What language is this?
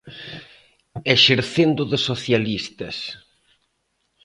Galician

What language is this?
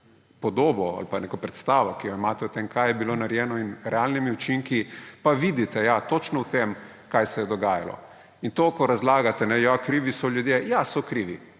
Slovenian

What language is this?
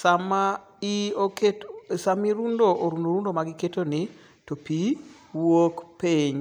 Luo (Kenya and Tanzania)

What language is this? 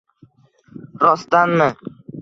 Uzbek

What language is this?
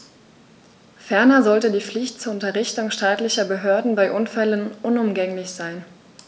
German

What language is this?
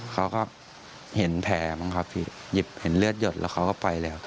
Thai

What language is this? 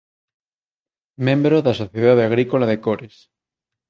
Galician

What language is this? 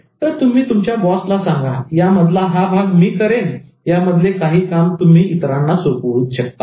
Marathi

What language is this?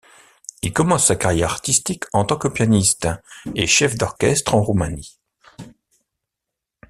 French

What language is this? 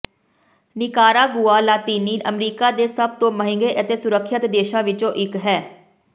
Punjabi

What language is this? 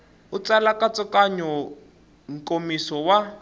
Tsonga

